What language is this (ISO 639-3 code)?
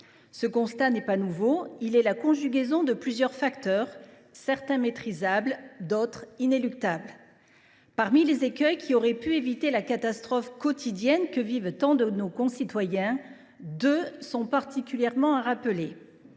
fra